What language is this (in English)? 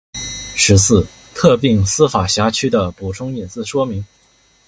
Chinese